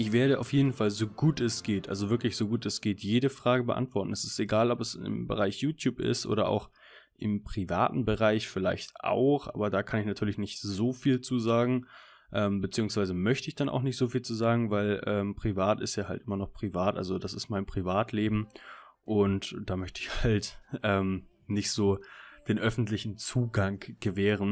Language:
German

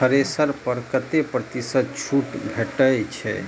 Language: Maithili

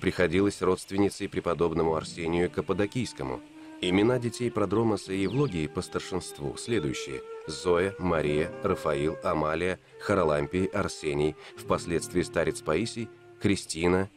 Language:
Russian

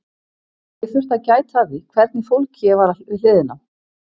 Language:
Icelandic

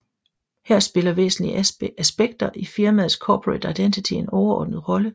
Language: Danish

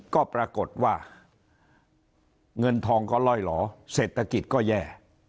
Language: Thai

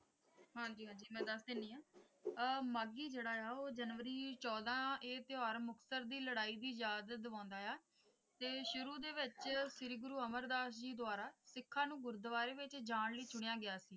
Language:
Punjabi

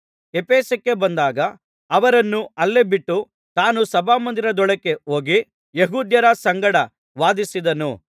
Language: Kannada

